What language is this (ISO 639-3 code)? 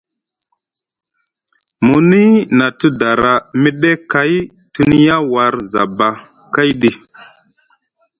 mug